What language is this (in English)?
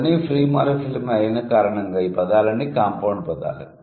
Telugu